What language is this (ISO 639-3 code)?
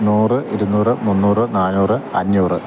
mal